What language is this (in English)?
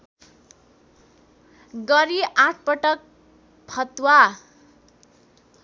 Nepali